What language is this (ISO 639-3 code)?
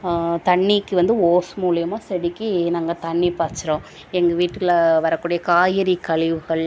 tam